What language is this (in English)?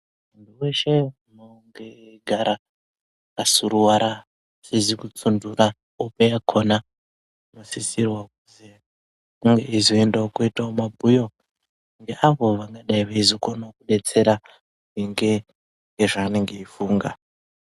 Ndau